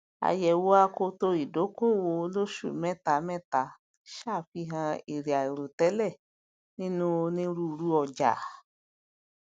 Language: Yoruba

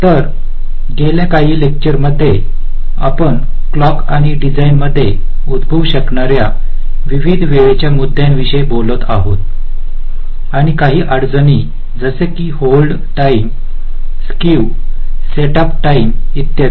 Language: Marathi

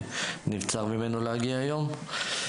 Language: Hebrew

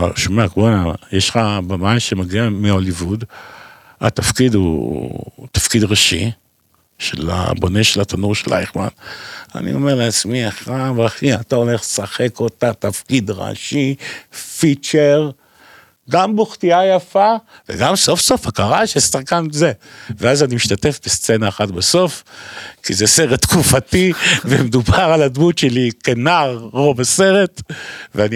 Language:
Hebrew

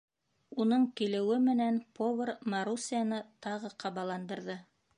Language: Bashkir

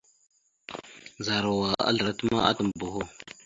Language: Mada (Cameroon)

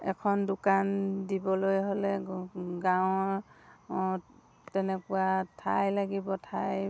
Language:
Assamese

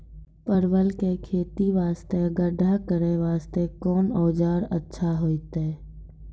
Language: Maithili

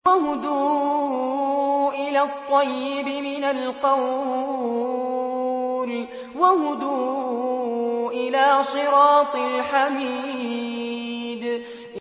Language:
Arabic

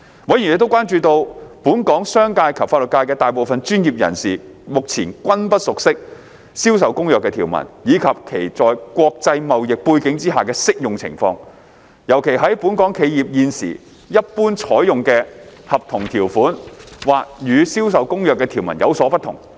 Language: Cantonese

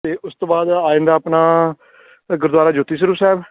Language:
Punjabi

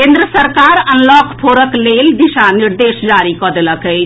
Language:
Maithili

